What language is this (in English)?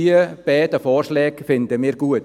Swiss German